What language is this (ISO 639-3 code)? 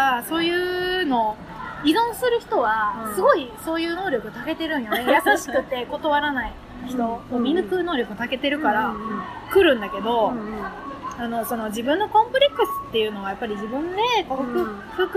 jpn